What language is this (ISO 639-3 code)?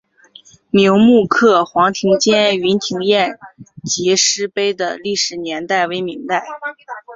zho